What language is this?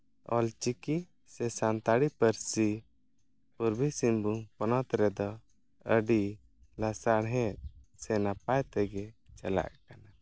Santali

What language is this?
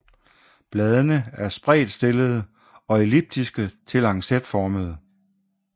Danish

